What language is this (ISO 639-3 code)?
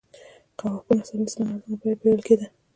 pus